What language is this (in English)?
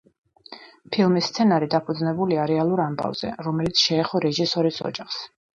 Georgian